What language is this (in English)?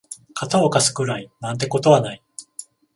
Japanese